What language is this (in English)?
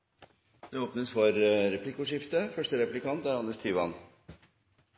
Norwegian Bokmål